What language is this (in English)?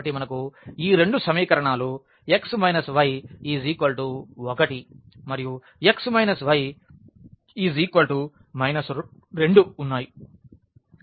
Telugu